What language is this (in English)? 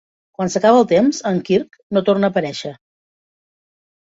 Catalan